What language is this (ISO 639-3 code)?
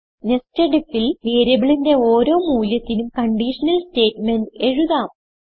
mal